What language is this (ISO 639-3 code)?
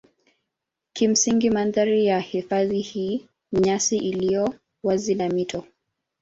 swa